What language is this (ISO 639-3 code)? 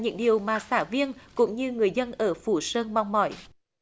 vie